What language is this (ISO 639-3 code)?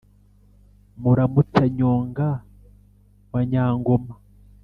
kin